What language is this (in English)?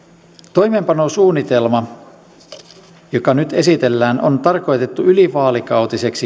Finnish